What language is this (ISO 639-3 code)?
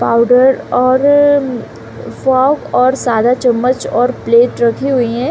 hin